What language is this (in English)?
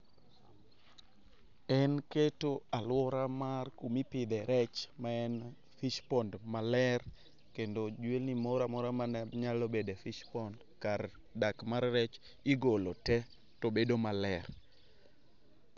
Luo (Kenya and Tanzania)